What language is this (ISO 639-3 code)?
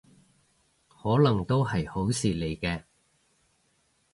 yue